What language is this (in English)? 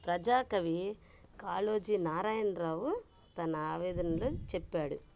Telugu